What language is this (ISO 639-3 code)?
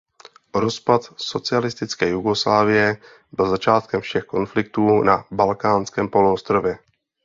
ces